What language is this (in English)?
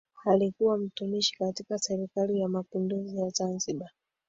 Swahili